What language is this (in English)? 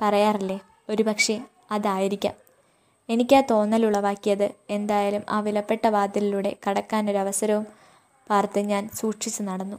Malayalam